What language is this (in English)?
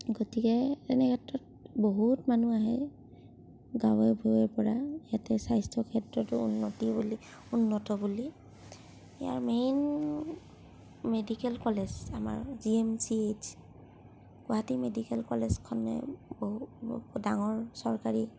Assamese